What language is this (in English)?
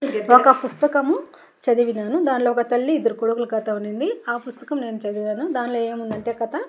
Telugu